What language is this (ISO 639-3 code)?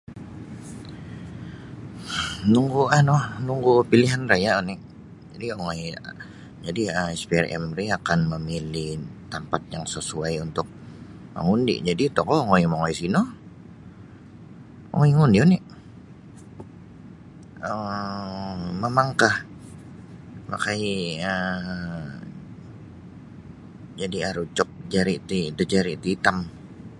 bsy